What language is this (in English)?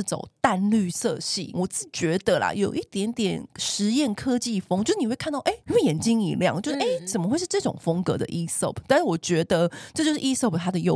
Chinese